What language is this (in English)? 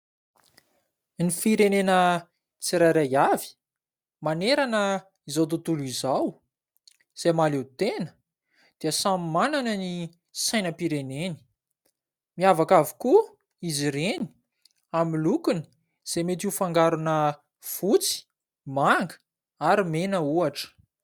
Malagasy